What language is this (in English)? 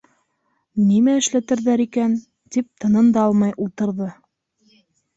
Bashkir